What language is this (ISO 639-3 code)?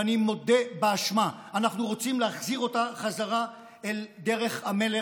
heb